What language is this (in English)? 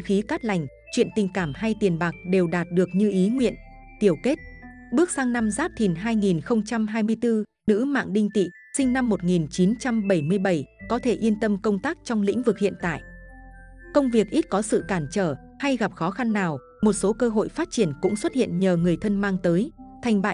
Vietnamese